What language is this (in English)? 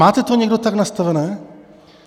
Czech